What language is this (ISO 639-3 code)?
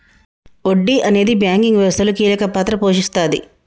tel